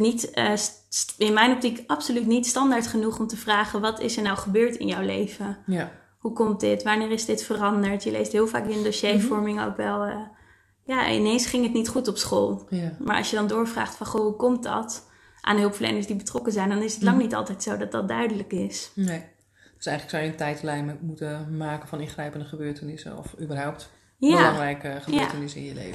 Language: Dutch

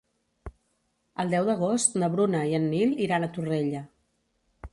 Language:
Catalan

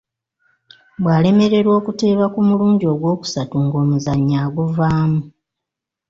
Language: Ganda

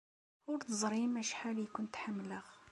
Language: Kabyle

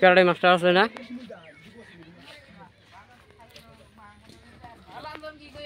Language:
Thai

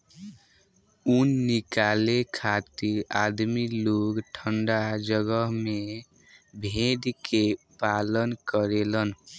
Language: Bhojpuri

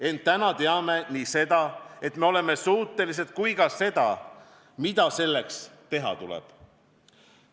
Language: Estonian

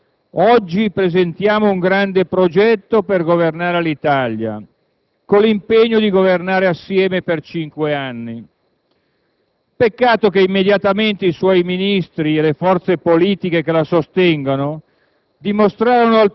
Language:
Italian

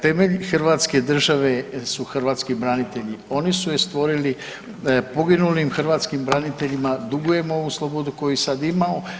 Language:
Croatian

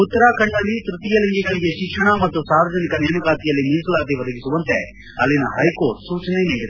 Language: Kannada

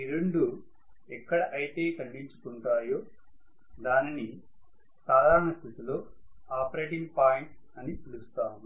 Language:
Telugu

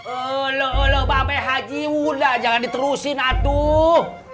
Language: Indonesian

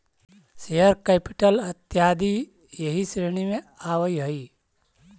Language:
Magahi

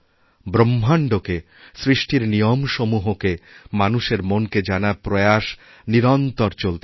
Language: Bangla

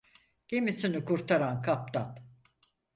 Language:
Turkish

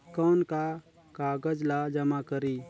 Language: Chhattisgarhi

